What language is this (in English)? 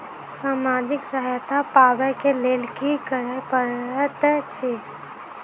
Maithili